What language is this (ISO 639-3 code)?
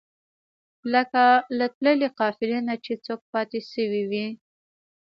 pus